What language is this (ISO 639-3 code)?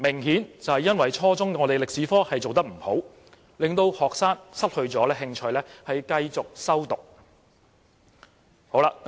yue